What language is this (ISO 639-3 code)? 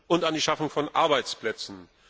deu